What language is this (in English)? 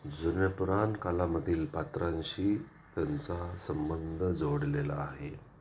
Marathi